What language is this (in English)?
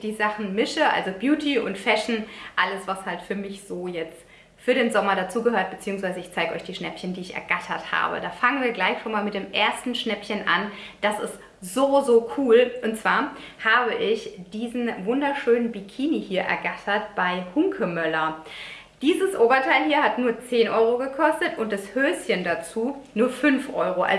German